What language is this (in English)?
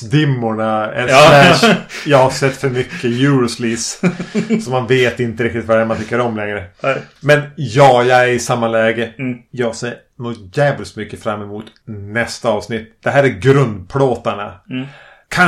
Swedish